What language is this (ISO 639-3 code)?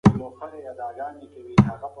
pus